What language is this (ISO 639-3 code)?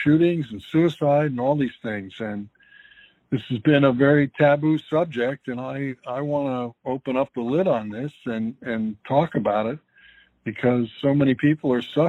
eng